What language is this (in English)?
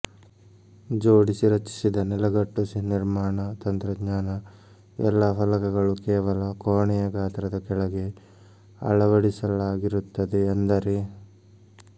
Kannada